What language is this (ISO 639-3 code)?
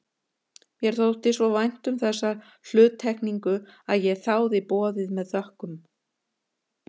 isl